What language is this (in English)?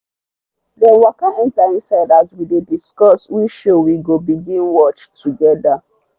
Nigerian Pidgin